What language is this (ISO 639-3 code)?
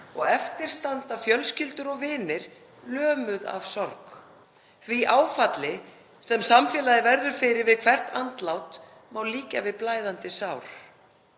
isl